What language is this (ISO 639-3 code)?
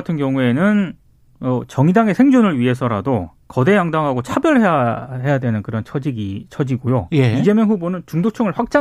kor